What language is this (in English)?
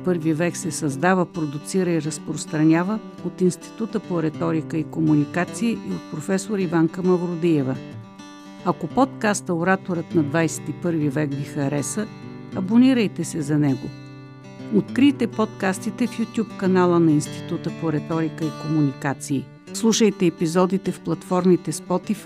Bulgarian